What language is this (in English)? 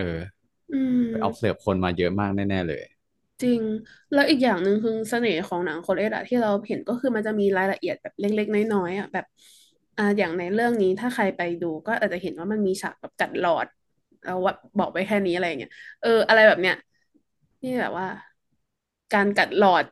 Thai